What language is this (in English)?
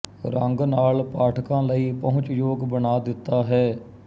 Punjabi